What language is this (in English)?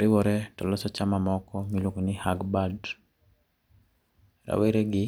Luo (Kenya and Tanzania)